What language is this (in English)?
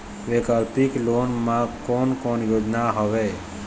Chhattisgarhi